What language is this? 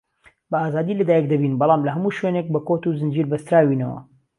Central Kurdish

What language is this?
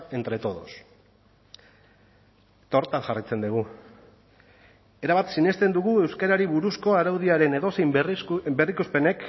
Basque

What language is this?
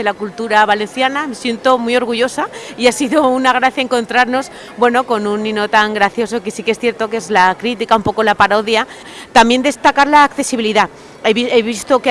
Spanish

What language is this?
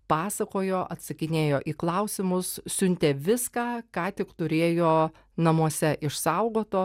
Lithuanian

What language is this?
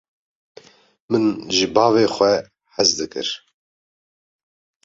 Kurdish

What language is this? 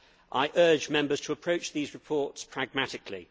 English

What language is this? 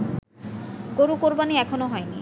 Bangla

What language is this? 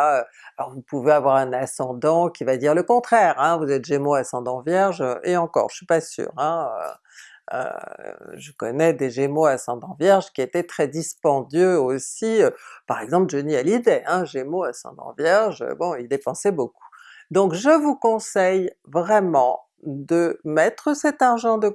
French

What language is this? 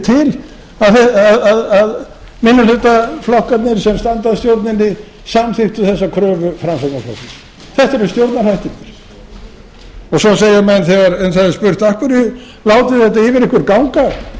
Icelandic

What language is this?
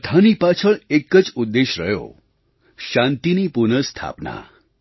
Gujarati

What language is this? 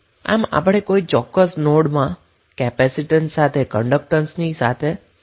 Gujarati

